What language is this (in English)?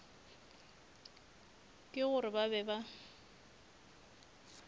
Northern Sotho